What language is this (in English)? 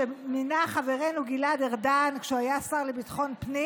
Hebrew